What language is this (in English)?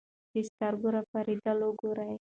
Pashto